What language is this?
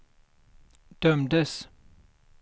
Swedish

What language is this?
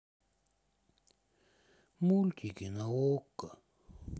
Russian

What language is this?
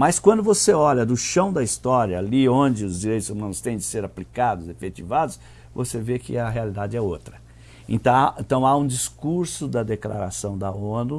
Portuguese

